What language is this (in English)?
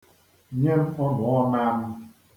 Igbo